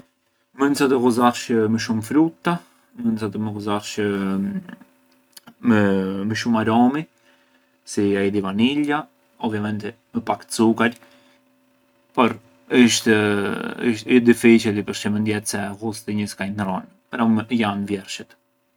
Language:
Arbëreshë Albanian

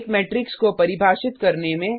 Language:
Hindi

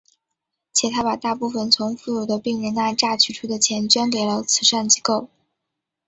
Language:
Chinese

